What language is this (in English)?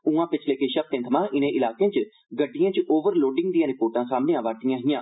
Dogri